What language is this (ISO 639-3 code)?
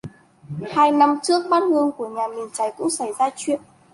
vie